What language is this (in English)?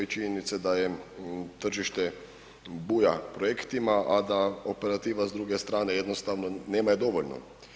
Croatian